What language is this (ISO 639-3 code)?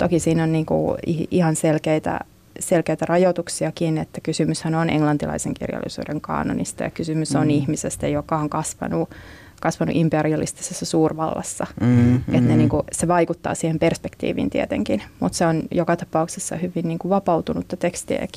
fin